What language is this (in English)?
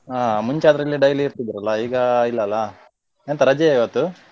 Kannada